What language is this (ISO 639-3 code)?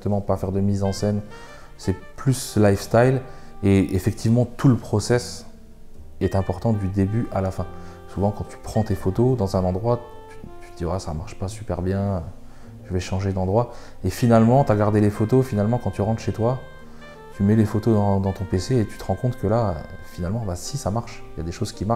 fra